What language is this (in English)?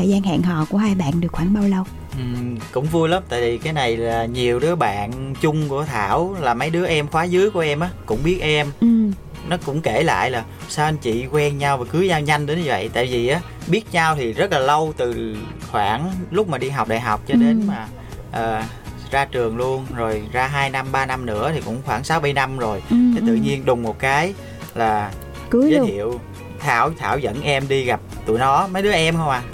Vietnamese